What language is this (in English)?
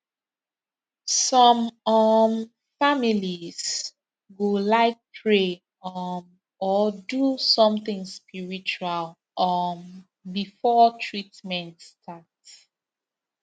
Nigerian Pidgin